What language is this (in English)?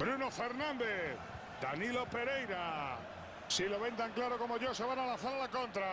Spanish